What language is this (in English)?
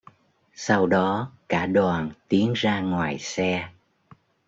Vietnamese